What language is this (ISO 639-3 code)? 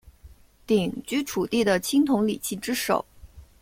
zho